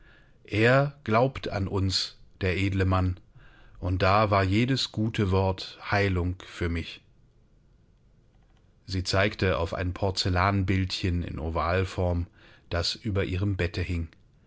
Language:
German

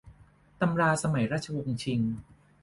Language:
Thai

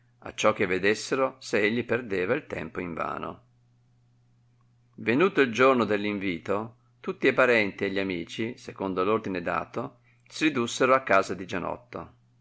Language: Italian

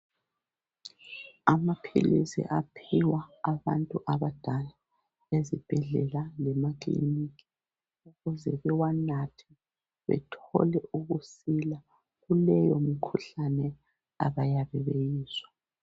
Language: North Ndebele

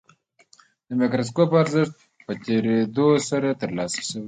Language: Pashto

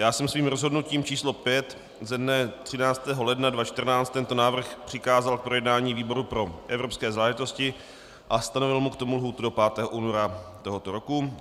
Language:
Czech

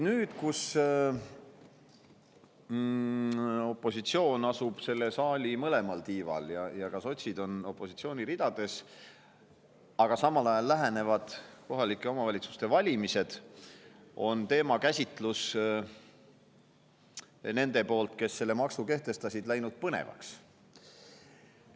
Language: Estonian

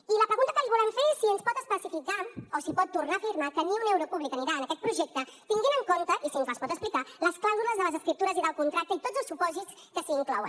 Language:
Catalan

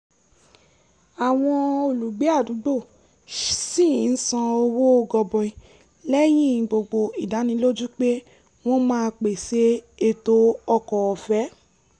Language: Yoruba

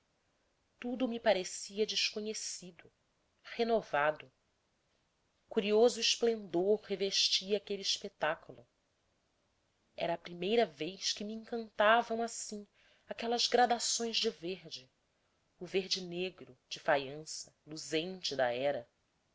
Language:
Portuguese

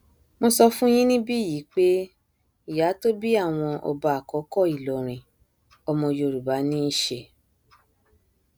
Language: Yoruba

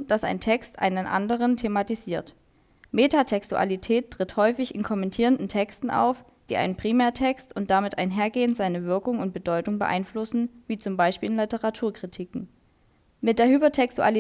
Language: German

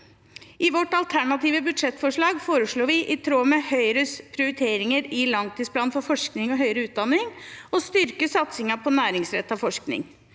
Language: Norwegian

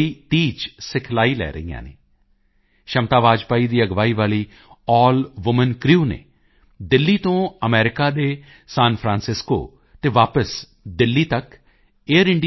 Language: Punjabi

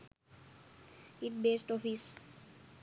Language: Sinhala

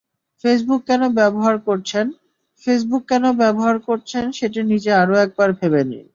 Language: Bangla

